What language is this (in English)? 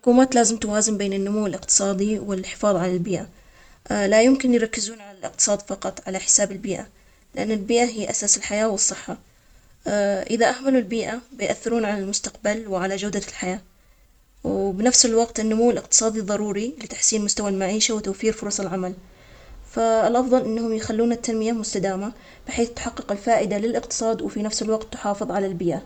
Omani Arabic